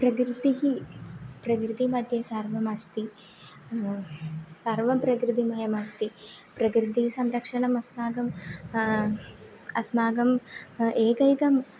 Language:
Sanskrit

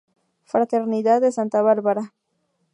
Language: Spanish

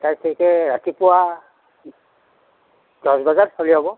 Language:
Assamese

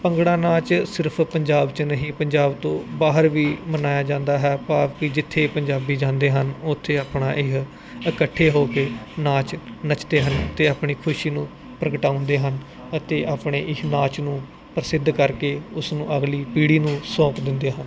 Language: Punjabi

